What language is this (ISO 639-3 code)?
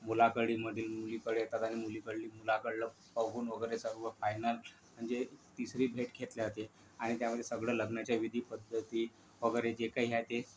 mar